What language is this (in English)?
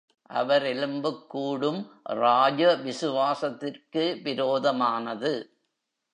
Tamil